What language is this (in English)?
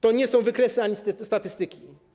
Polish